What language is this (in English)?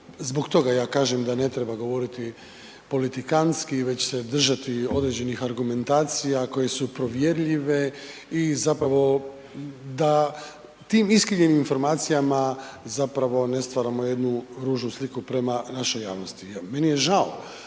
Croatian